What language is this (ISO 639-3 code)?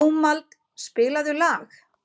isl